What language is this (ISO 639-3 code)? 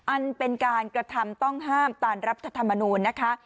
tha